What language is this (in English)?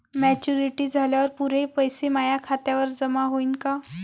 Marathi